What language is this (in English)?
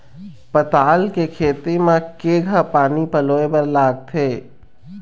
Chhattisgarhi